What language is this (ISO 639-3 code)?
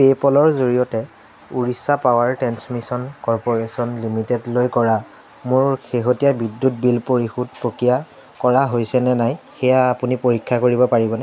asm